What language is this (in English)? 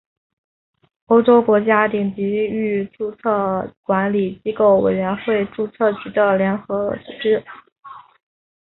Chinese